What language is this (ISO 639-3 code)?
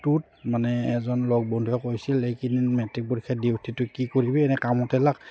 asm